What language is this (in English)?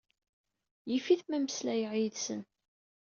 Kabyle